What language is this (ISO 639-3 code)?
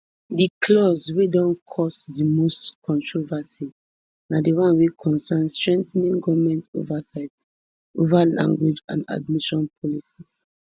pcm